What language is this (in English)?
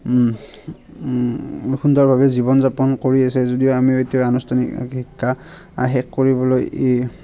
Assamese